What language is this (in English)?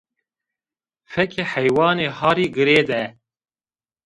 Zaza